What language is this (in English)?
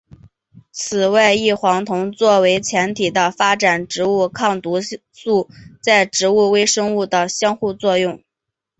Chinese